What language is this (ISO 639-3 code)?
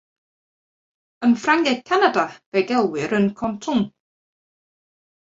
cym